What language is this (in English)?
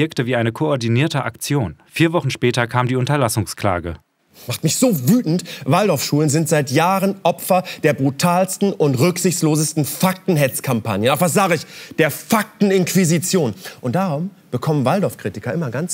German